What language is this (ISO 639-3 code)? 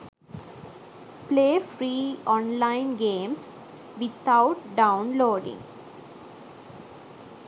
sin